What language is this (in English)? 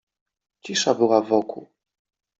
Polish